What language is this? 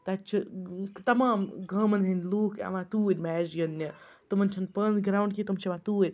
Kashmiri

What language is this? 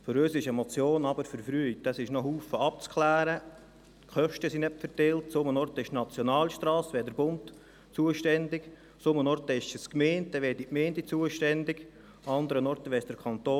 Swiss German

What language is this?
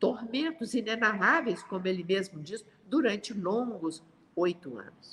Portuguese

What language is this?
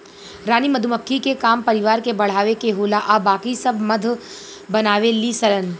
Bhojpuri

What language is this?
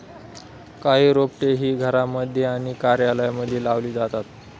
Marathi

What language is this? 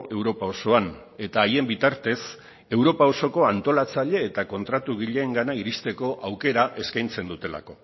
Basque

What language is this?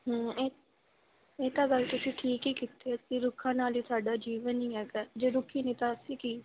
Punjabi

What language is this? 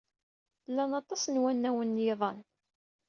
Kabyle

